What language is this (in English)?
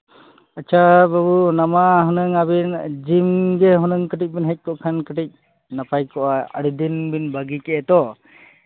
Santali